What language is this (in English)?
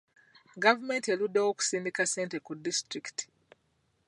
Ganda